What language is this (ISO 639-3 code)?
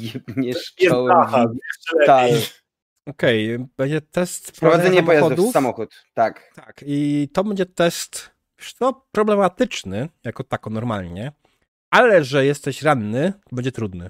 pol